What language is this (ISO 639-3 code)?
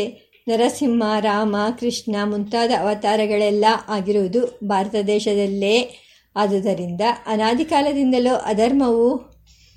kan